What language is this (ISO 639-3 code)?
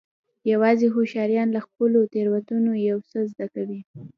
pus